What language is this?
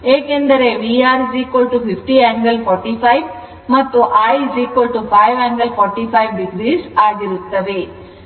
Kannada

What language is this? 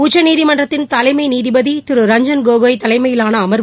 Tamil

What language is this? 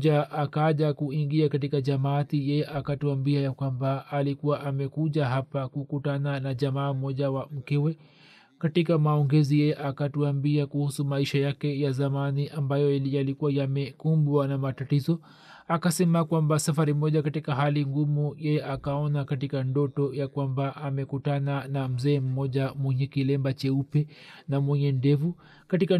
Swahili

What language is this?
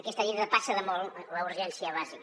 Catalan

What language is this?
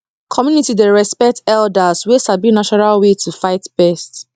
Nigerian Pidgin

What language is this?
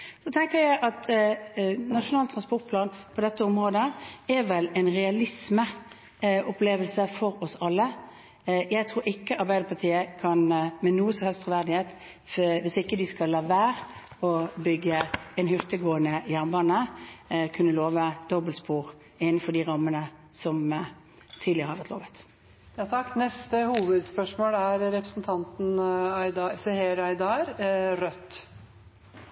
Norwegian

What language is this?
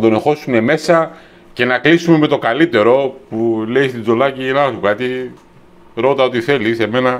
Greek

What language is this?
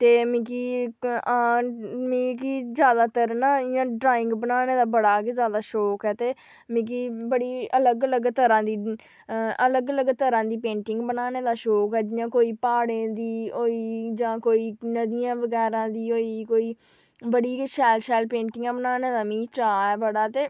Dogri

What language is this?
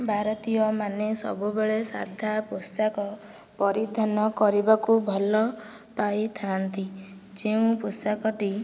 Odia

